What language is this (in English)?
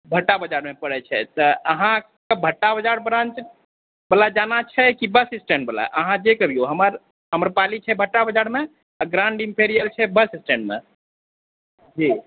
Maithili